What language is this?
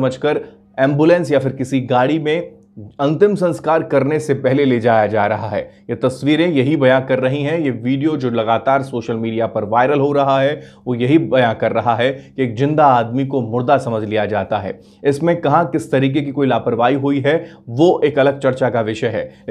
Hindi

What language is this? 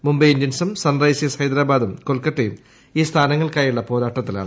Malayalam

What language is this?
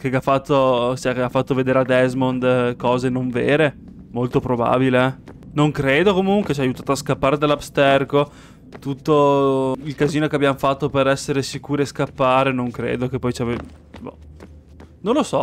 Italian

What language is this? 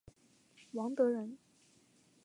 Chinese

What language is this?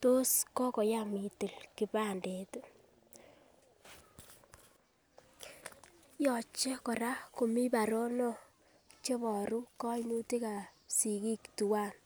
Kalenjin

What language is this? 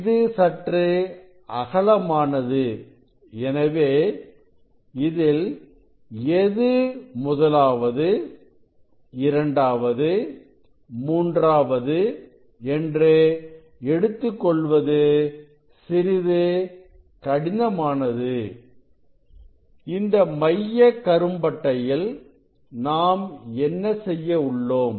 Tamil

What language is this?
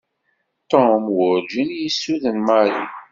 Kabyle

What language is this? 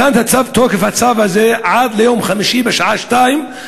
Hebrew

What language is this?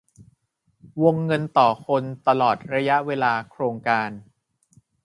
Thai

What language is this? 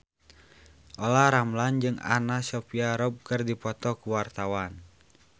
Sundanese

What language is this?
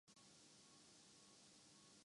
Urdu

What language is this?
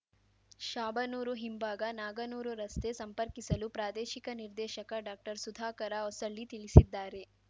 Kannada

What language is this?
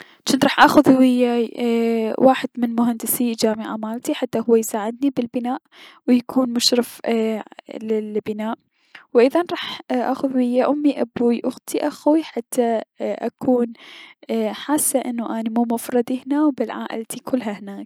Mesopotamian Arabic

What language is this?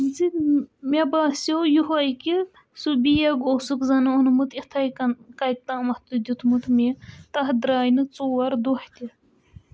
Kashmiri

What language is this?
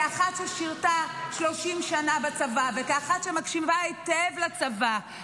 Hebrew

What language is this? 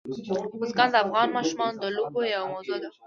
Pashto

